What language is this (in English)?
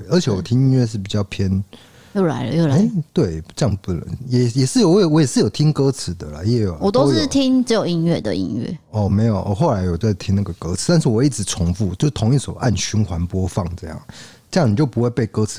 Chinese